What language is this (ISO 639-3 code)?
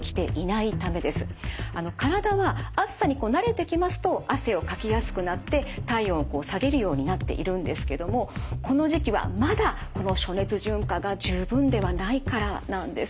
jpn